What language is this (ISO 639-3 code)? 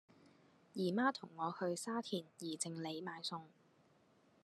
yue